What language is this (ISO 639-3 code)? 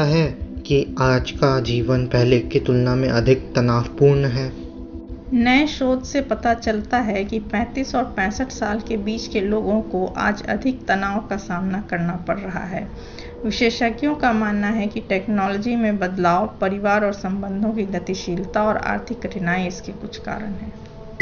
hin